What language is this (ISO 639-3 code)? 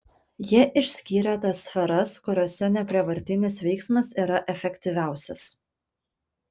lit